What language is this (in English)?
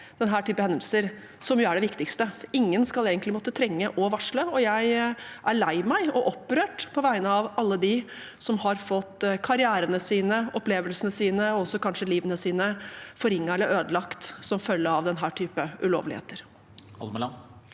Norwegian